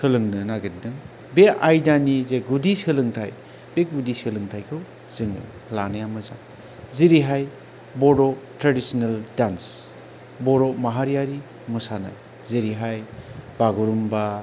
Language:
Bodo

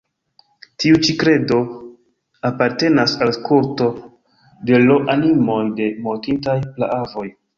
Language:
Esperanto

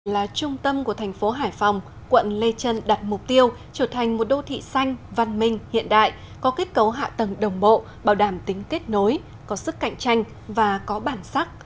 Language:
Vietnamese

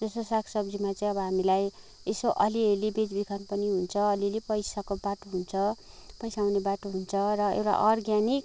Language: Nepali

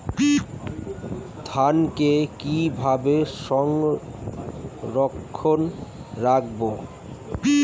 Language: Bangla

